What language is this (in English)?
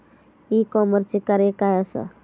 Marathi